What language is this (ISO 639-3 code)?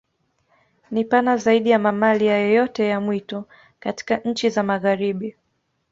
swa